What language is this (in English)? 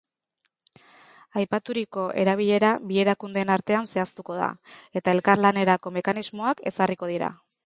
Basque